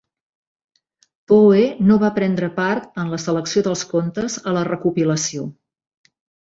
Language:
Catalan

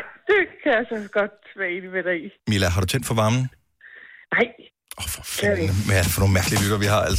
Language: Danish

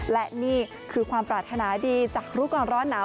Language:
Thai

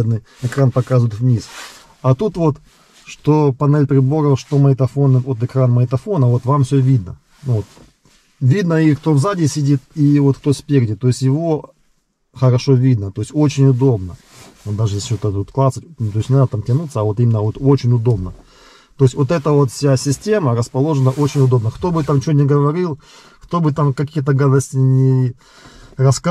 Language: Russian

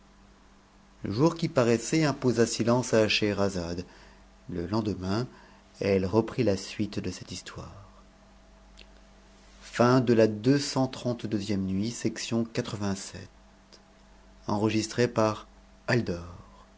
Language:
French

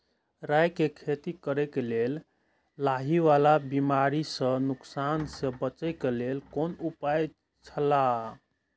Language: Maithili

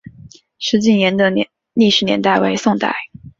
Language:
Chinese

